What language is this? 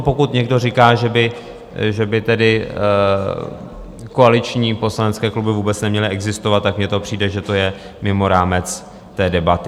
Czech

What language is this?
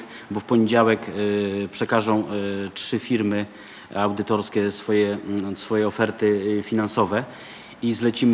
Polish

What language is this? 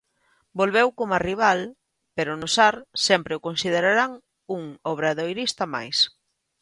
Galician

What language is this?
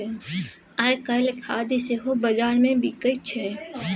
Maithili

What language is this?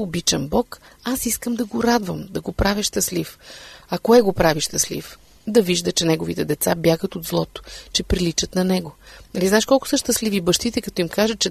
Bulgarian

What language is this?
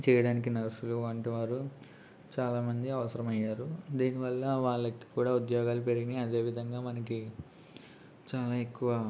Telugu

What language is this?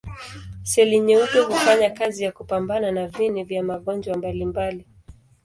Swahili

